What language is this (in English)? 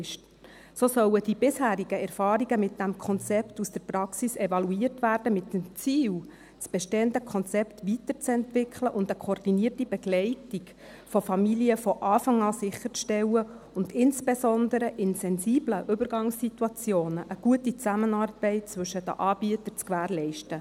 Swiss German